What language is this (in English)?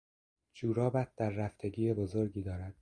Persian